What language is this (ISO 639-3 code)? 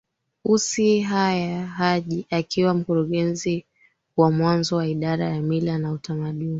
swa